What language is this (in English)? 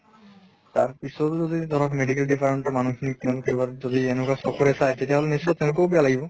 Assamese